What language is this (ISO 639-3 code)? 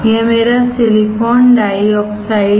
hin